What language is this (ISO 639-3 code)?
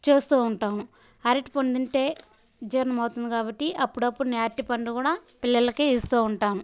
tel